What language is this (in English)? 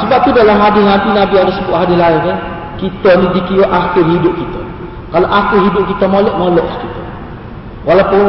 Malay